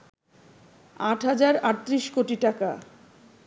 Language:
Bangla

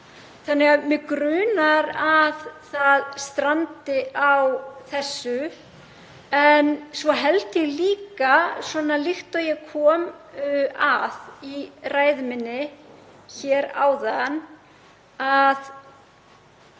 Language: Icelandic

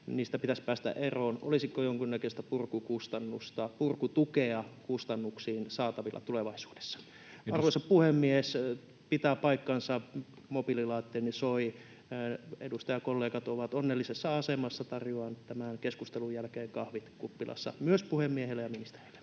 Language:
Finnish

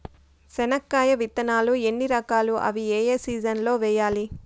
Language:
Telugu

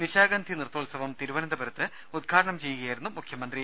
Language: Malayalam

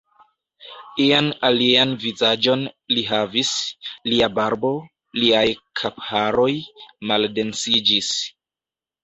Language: Esperanto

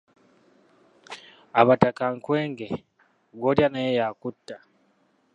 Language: Ganda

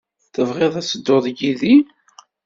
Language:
Kabyle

